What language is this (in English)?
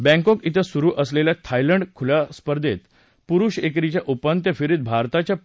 Marathi